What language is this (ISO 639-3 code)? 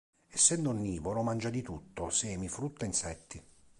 ita